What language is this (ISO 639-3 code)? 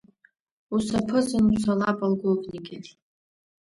abk